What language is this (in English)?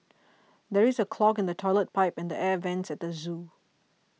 English